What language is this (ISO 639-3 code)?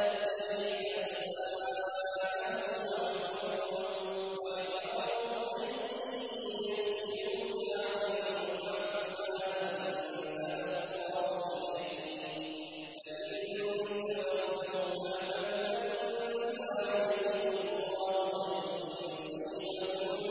ara